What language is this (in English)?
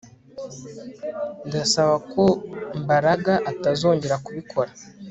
Kinyarwanda